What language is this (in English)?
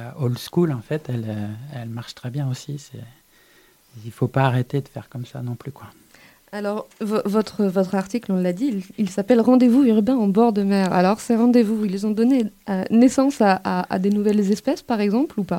French